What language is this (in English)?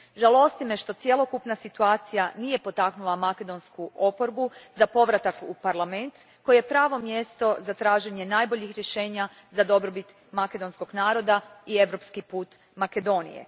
Croatian